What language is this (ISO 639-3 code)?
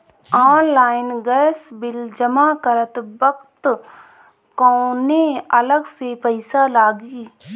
bho